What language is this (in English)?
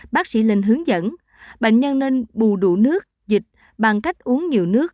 Vietnamese